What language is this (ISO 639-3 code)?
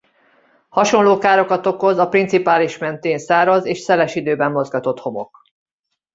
hun